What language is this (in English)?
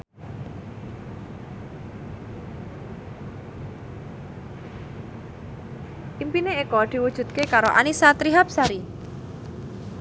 Javanese